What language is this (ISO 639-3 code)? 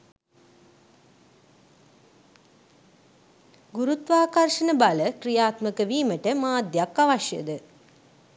sin